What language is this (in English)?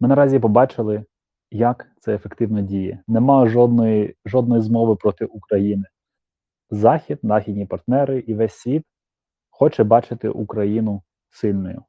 Ukrainian